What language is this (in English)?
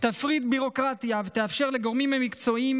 Hebrew